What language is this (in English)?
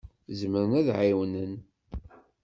Kabyle